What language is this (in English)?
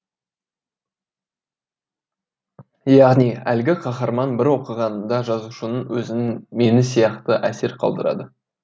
Kazakh